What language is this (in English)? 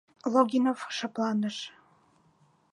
Mari